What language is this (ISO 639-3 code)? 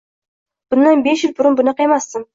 uzb